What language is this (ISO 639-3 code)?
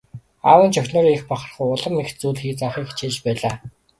mon